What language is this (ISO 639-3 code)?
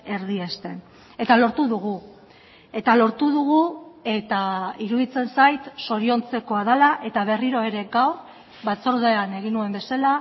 eus